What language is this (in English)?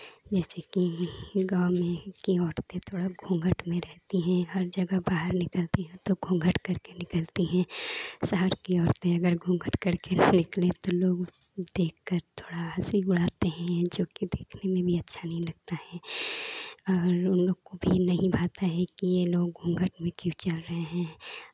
Hindi